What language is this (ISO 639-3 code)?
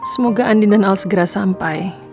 ind